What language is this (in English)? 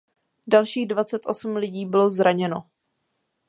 Czech